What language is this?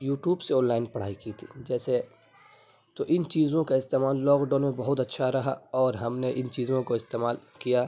Urdu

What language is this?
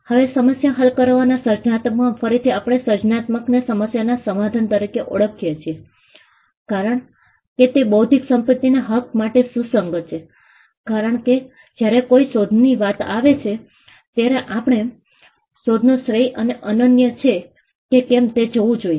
Gujarati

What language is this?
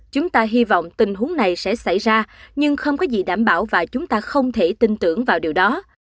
Vietnamese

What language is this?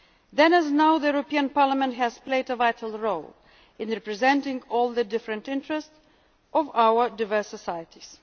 English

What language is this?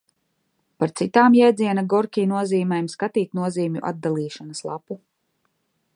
Latvian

